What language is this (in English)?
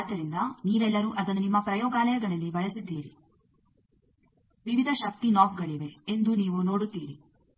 Kannada